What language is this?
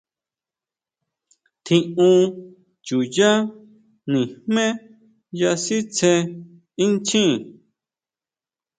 Huautla Mazatec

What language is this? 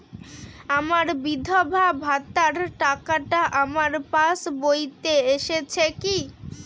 Bangla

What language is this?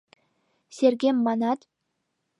Mari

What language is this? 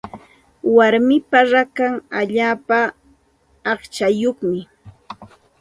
Santa Ana de Tusi Pasco Quechua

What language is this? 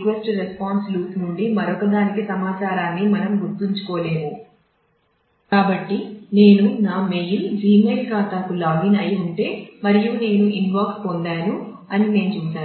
Telugu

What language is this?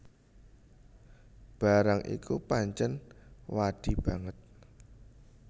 Javanese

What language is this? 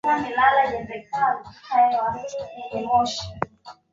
Swahili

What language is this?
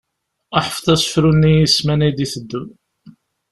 Kabyle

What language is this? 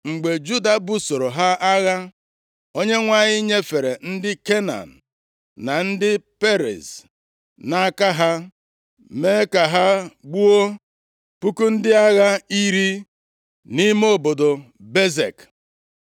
Igbo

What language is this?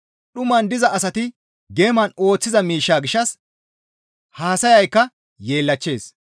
Gamo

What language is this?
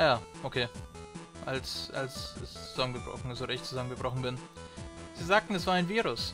German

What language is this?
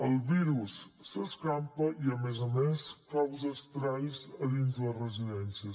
Catalan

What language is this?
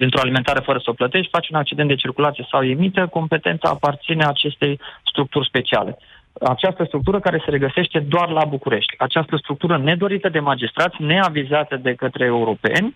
Romanian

